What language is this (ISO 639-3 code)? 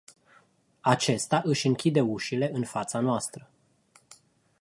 ron